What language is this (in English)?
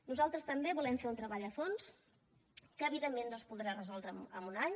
Catalan